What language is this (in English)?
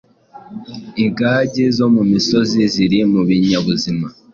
Kinyarwanda